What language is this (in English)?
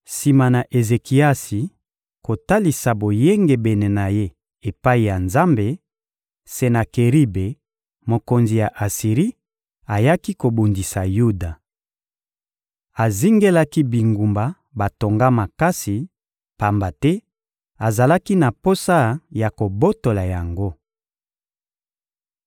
Lingala